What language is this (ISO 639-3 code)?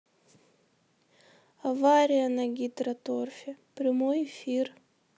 rus